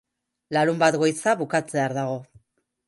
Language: Basque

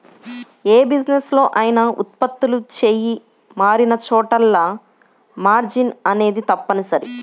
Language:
Telugu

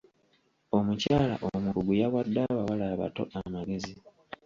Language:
Ganda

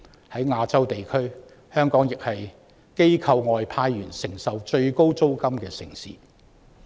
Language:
Cantonese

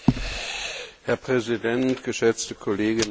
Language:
German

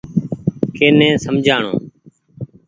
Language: Goaria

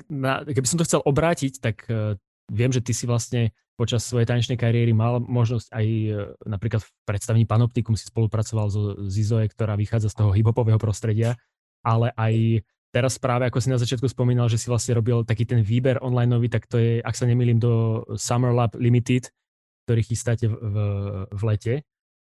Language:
Slovak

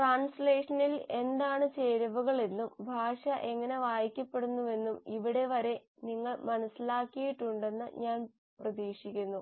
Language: Malayalam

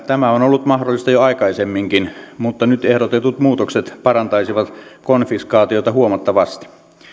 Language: Finnish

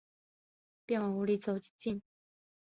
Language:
Chinese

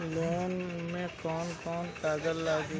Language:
Bhojpuri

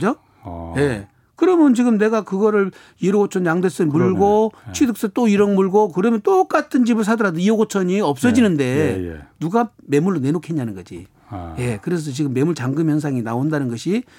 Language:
Korean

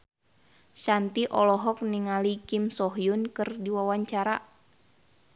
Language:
Sundanese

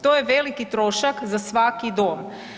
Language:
Croatian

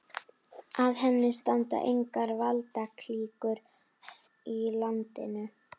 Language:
Icelandic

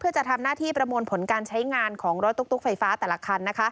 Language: Thai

